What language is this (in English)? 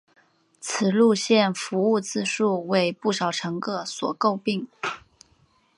Chinese